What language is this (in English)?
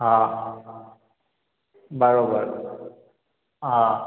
Sindhi